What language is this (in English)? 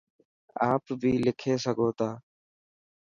Dhatki